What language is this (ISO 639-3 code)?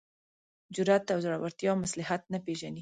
pus